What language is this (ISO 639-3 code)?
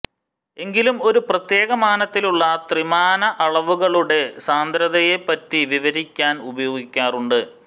mal